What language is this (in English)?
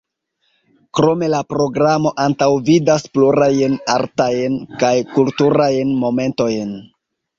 Esperanto